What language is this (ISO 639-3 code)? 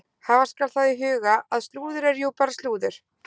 isl